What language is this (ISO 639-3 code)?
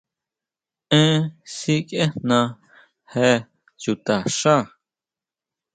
mau